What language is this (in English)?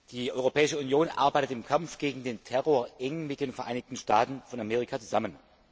German